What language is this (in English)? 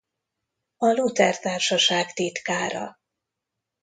Hungarian